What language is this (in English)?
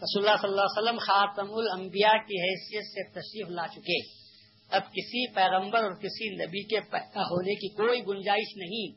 Urdu